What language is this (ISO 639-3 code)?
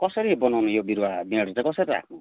nep